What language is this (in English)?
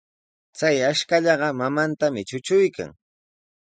Sihuas Ancash Quechua